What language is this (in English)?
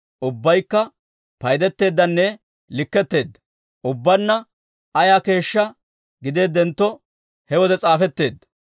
Dawro